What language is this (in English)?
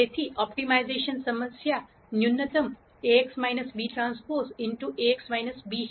Gujarati